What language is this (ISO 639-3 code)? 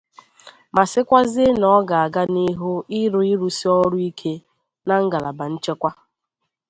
ibo